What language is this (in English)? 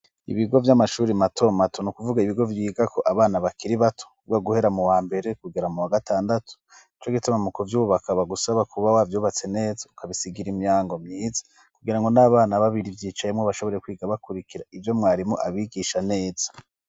Rundi